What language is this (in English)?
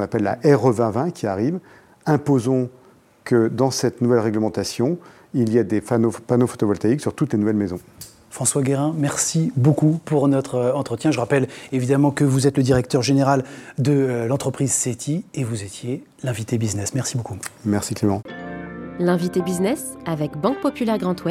French